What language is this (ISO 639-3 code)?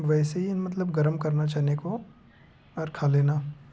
hin